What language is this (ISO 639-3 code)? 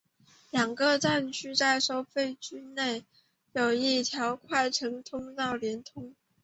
zho